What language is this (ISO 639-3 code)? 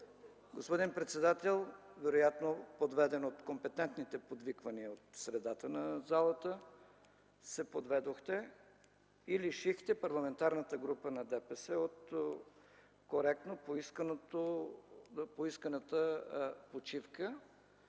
bul